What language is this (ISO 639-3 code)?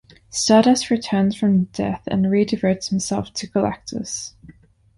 eng